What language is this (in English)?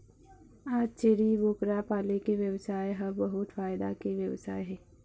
Chhattisgarhi